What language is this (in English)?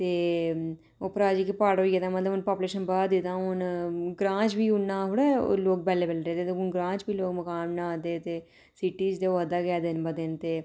Dogri